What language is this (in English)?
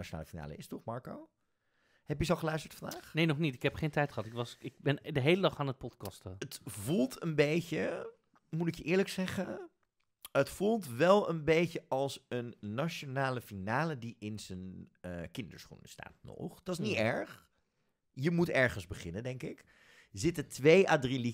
Dutch